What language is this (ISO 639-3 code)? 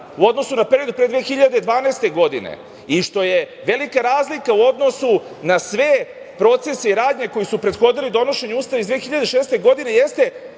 srp